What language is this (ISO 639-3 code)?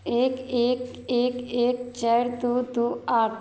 mai